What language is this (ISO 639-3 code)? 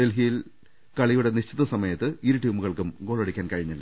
mal